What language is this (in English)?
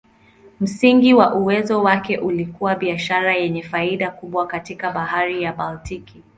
Swahili